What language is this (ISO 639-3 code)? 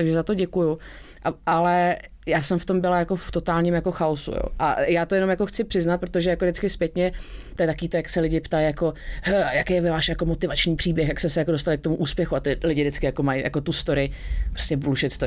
ces